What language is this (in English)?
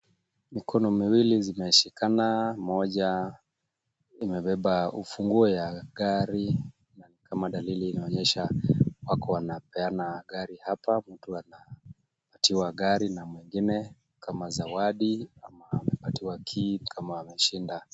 Swahili